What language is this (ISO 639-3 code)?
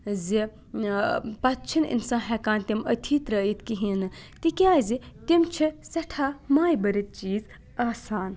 kas